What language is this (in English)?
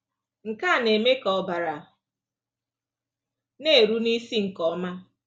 Igbo